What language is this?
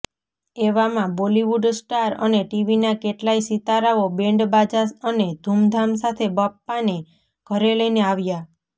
Gujarati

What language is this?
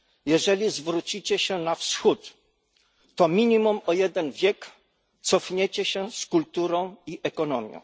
Polish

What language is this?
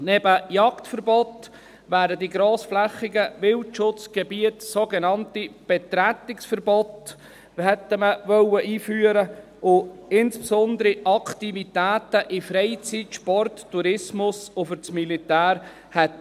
Swiss German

